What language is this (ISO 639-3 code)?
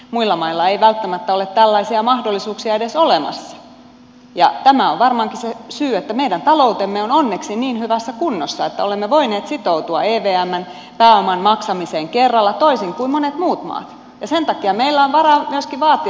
fin